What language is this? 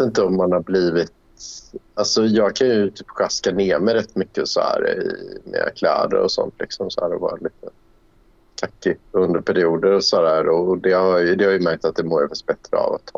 Swedish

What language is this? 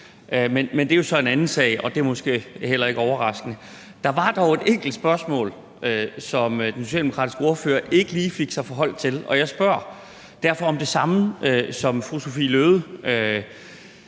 Danish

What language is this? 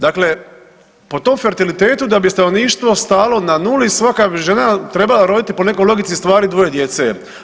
Croatian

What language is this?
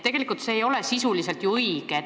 Estonian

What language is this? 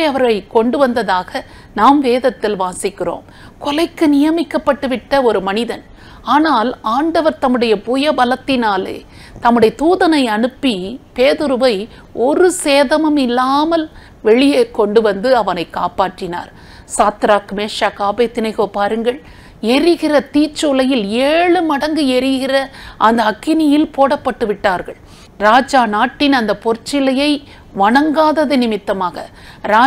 Tamil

